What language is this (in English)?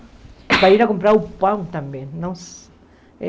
Portuguese